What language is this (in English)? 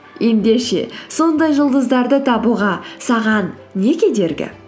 Kazakh